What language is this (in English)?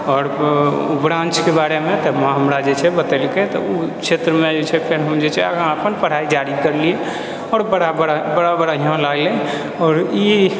Maithili